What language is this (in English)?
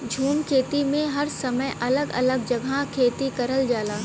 Bhojpuri